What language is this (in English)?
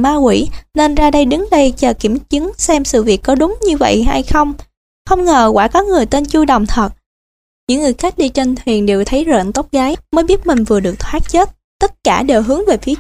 Vietnamese